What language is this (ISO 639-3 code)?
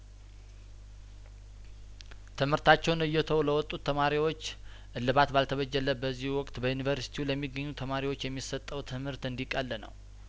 amh